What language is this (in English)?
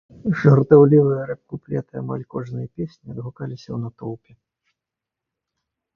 Belarusian